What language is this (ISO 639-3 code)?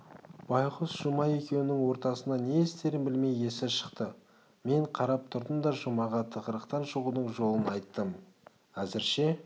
kaz